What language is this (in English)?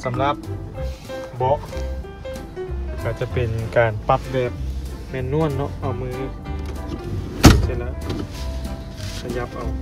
Thai